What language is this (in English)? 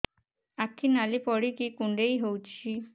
Odia